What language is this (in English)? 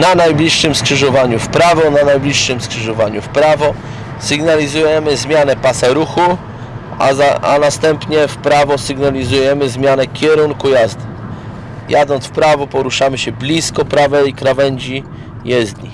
Polish